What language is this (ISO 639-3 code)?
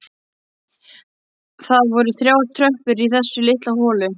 isl